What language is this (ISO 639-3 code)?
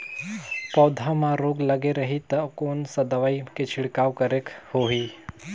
hne